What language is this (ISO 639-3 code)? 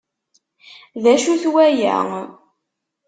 kab